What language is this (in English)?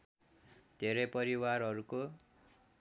Nepali